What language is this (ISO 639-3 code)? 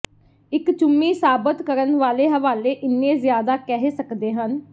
pan